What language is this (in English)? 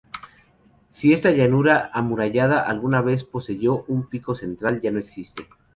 Spanish